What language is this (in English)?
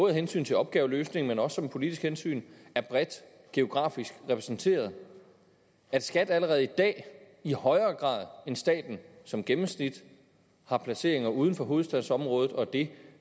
Danish